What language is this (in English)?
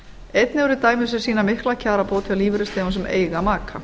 Icelandic